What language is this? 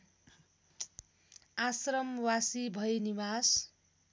Nepali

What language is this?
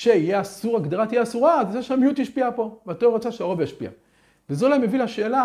Hebrew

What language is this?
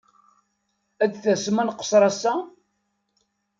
Kabyle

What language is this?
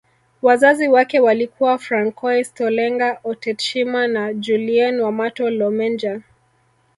Swahili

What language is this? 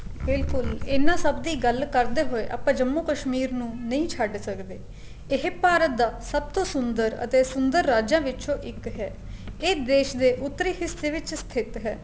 Punjabi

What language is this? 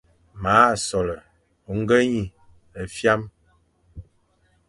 Fang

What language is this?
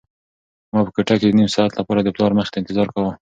Pashto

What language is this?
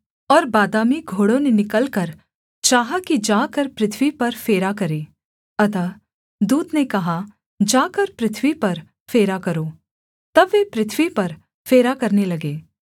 Hindi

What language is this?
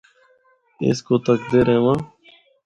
Northern Hindko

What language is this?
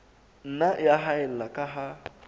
Southern Sotho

